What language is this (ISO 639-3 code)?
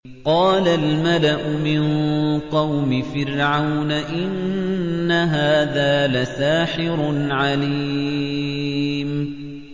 ara